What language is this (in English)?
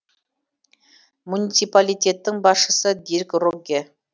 Kazakh